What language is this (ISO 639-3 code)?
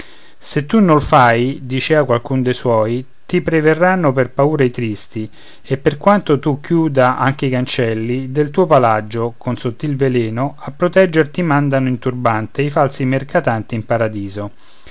ita